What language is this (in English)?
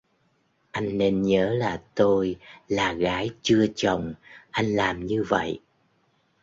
Vietnamese